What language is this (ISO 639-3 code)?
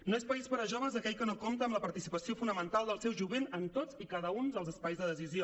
cat